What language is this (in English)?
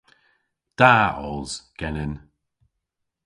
Cornish